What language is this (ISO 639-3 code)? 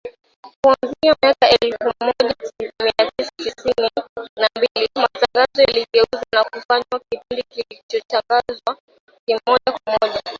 swa